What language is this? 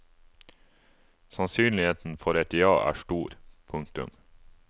Norwegian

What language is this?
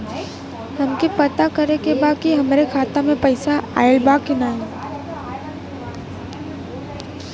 Bhojpuri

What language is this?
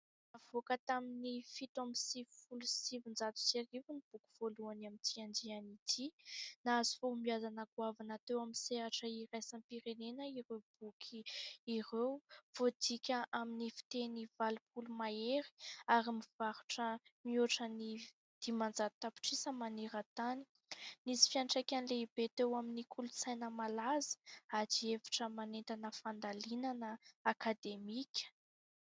Malagasy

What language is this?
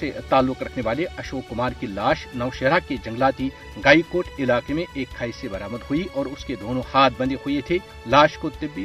Urdu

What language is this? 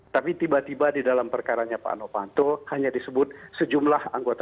Indonesian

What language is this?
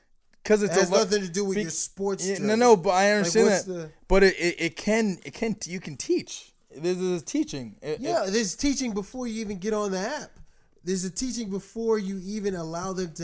English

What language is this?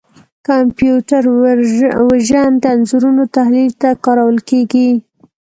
Pashto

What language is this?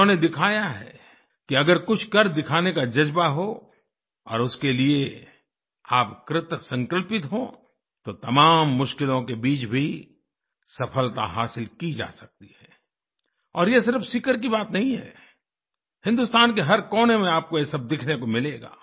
Hindi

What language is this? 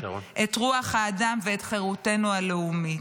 Hebrew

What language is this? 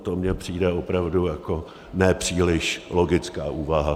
Czech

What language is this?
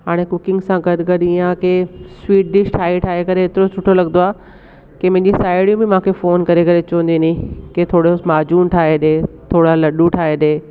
Sindhi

